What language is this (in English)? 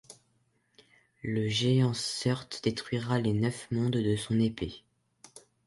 French